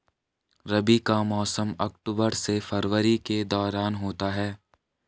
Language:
Hindi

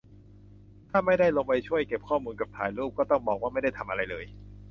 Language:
Thai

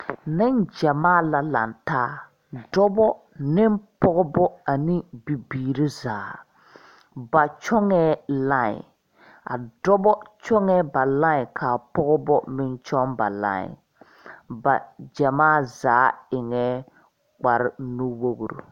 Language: Southern Dagaare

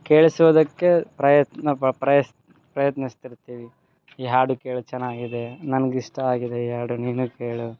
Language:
Kannada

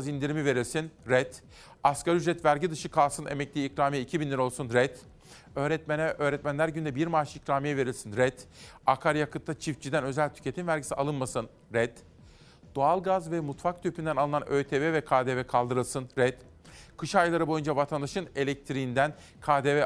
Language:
Turkish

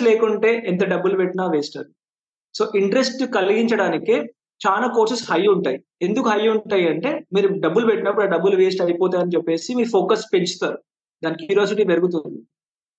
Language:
Telugu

